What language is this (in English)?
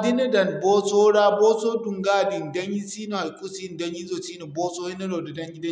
Zarma